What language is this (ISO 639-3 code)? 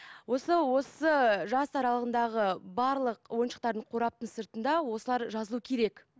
kaz